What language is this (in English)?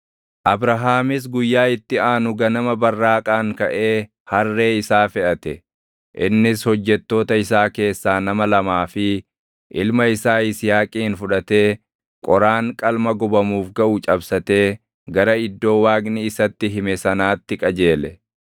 Oromo